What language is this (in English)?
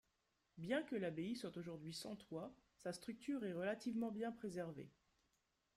French